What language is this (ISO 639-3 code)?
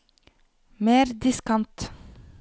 nor